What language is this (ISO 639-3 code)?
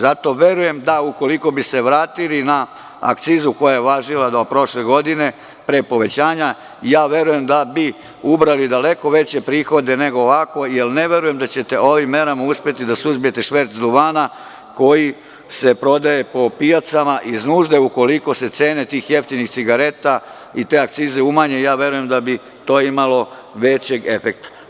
srp